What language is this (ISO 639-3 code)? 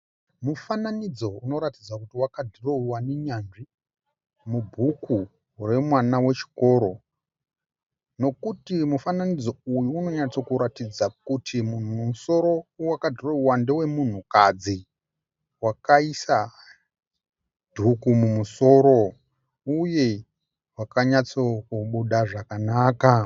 sna